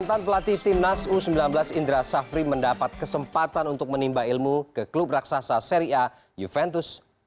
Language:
Indonesian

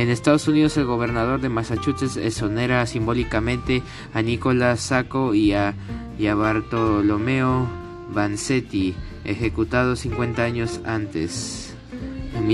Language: Spanish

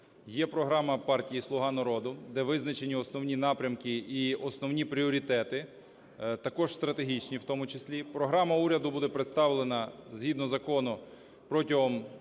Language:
Ukrainian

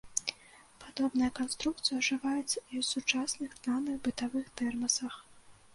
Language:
Belarusian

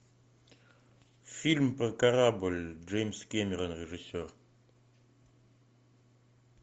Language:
Russian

